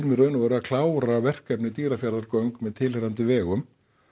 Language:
Icelandic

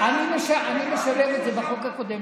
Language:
Hebrew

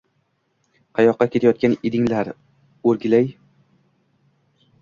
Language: Uzbek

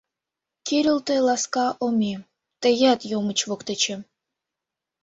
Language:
Mari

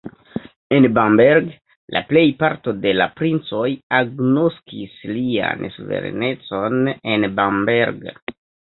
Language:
Esperanto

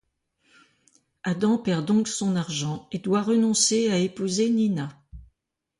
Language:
French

